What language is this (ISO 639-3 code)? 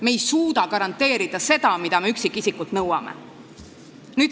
est